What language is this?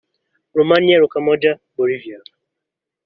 Kinyarwanda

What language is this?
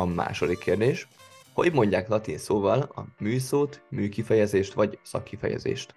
Hungarian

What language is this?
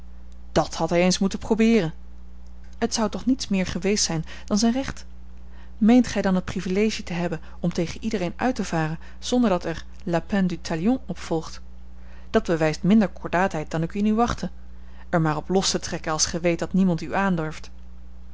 Dutch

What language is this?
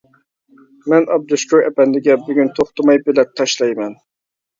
Uyghur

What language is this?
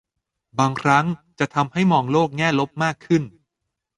Thai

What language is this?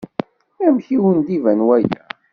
Kabyle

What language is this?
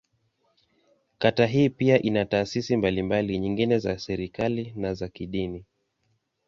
Swahili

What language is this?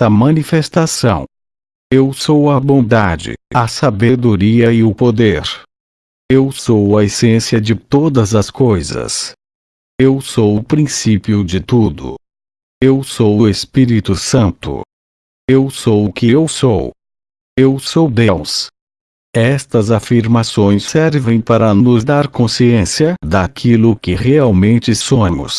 Portuguese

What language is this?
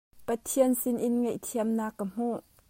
Hakha Chin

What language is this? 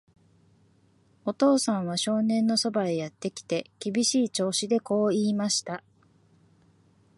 Japanese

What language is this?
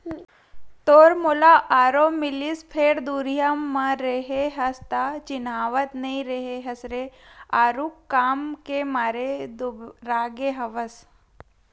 Chhattisgarhi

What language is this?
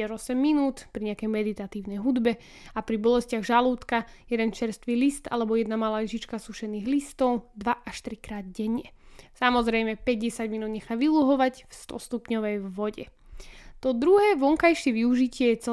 Slovak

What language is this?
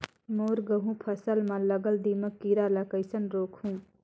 Chhattisgarhi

